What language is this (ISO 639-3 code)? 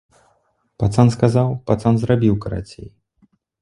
bel